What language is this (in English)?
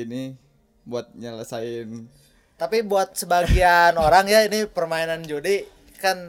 Indonesian